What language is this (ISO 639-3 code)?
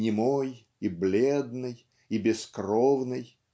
rus